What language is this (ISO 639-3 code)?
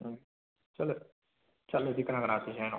mni